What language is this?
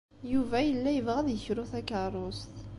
Kabyle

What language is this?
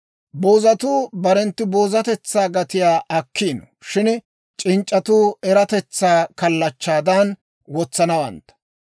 Dawro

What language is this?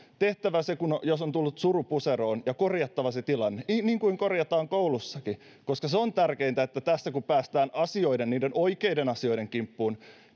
Finnish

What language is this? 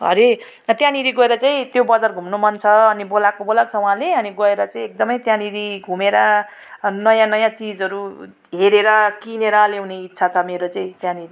Nepali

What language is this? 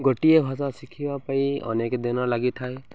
Odia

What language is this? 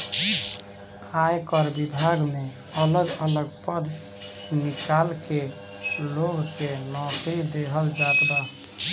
Bhojpuri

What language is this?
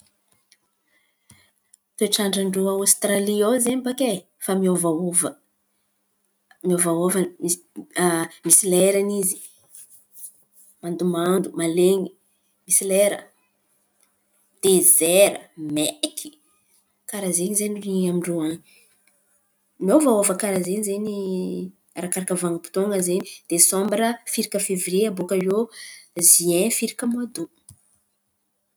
Antankarana Malagasy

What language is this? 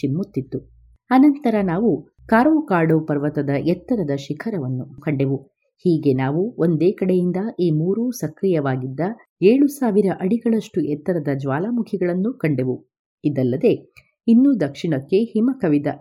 Kannada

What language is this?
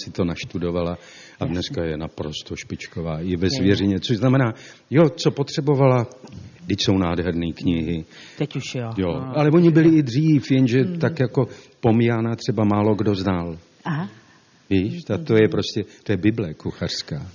Czech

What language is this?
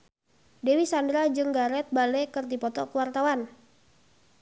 Sundanese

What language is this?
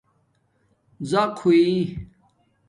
Domaaki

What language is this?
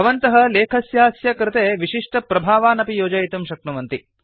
Sanskrit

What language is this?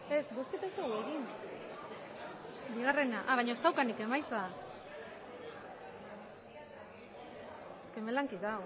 Basque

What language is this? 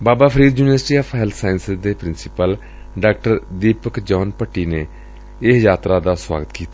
Punjabi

